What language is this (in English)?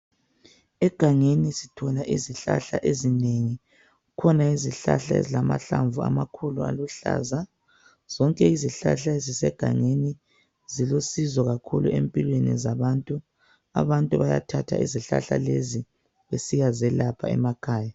North Ndebele